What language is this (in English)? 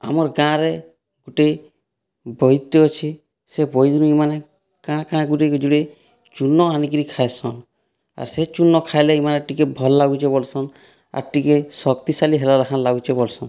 Odia